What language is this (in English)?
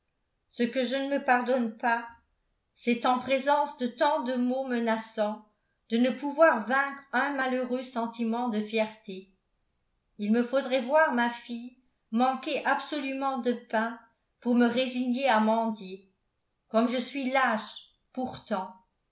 French